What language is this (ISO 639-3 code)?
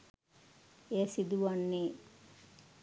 sin